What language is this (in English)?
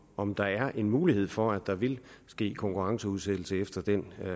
Danish